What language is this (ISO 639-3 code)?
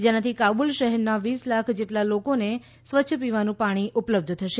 guj